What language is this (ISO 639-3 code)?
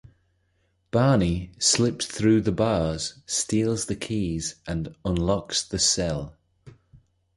eng